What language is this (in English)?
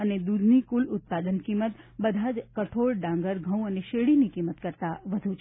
Gujarati